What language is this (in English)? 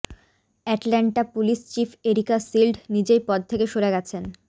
Bangla